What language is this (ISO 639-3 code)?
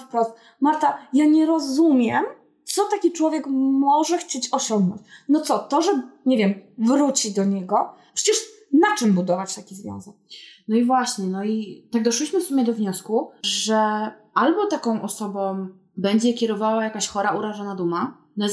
pol